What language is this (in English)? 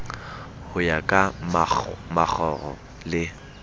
Southern Sotho